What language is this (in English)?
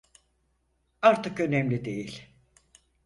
Turkish